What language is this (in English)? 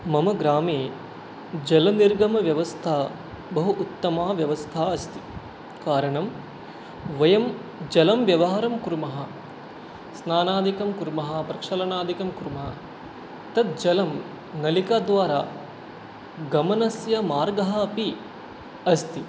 Sanskrit